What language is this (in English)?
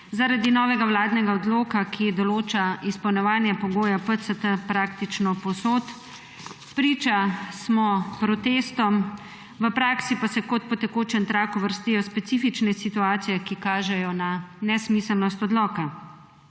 Slovenian